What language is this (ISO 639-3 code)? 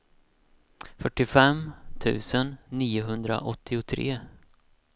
swe